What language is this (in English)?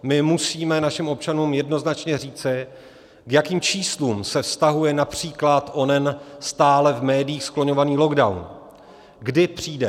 Czech